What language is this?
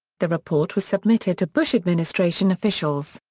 English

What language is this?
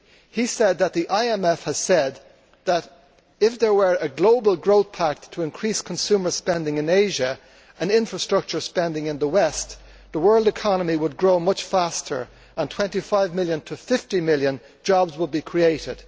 English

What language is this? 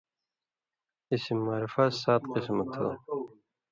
Indus Kohistani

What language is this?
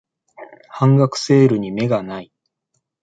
Japanese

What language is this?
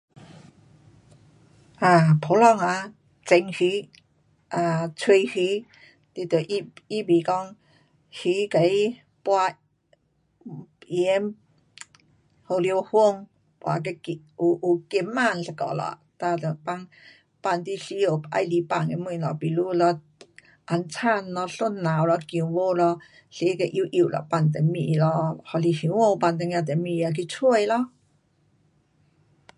Pu-Xian Chinese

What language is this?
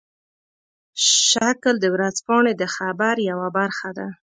Pashto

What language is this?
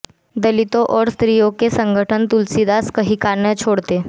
Hindi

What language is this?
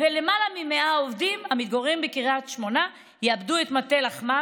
Hebrew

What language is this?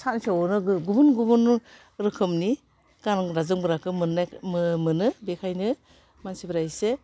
Bodo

